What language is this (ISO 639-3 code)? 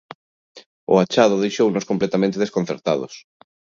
glg